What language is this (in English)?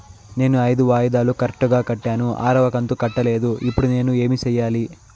Telugu